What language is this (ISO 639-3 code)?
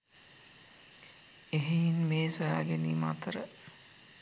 sin